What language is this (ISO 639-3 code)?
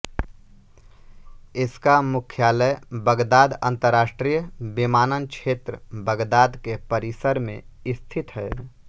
hin